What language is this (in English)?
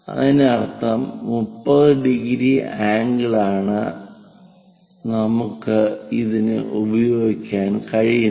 Malayalam